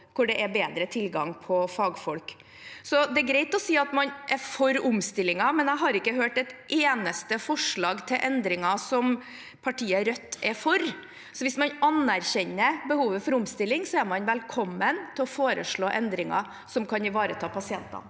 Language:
Norwegian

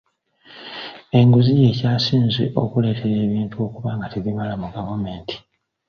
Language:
Ganda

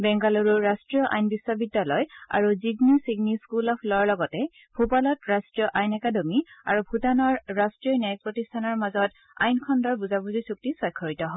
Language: Assamese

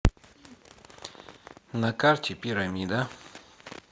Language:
Russian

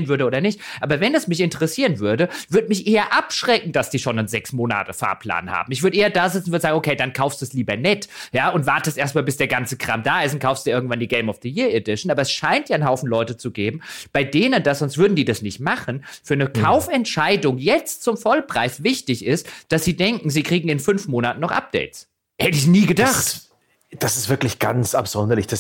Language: German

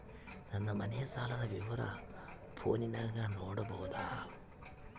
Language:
Kannada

